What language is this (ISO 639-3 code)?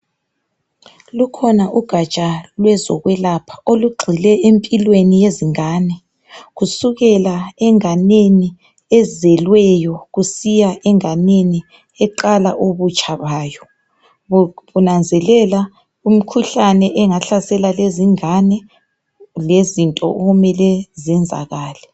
nde